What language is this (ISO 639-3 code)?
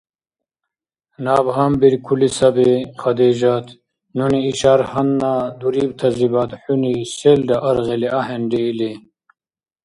dar